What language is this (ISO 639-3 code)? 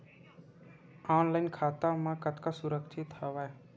hne